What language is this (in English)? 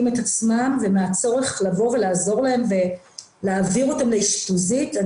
Hebrew